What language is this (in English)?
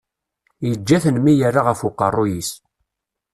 Kabyle